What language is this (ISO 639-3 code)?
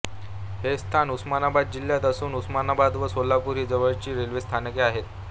mar